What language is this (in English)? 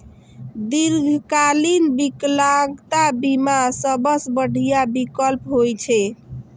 Maithili